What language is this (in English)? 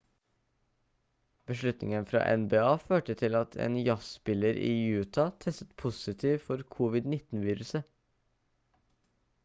Norwegian Bokmål